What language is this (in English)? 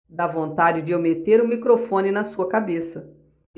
Portuguese